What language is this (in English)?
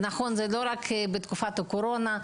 Hebrew